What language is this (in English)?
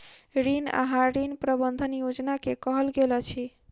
Maithili